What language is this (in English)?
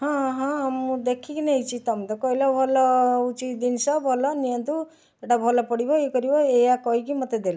Odia